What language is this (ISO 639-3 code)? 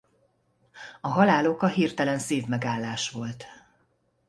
hun